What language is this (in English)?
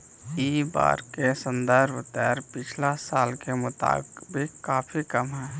Magahi